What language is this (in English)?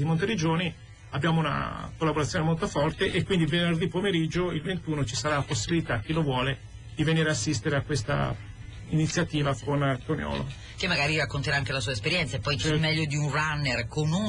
Italian